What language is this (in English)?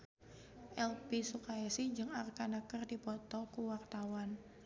Sundanese